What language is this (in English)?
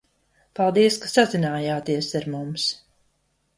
Latvian